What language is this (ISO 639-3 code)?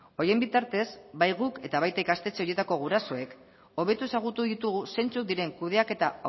eus